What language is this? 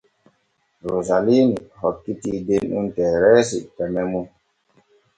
Borgu Fulfulde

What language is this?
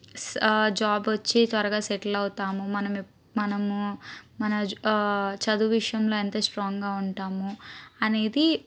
Telugu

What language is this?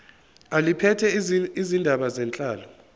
Zulu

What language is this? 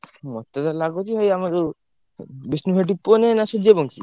Odia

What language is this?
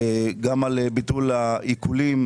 Hebrew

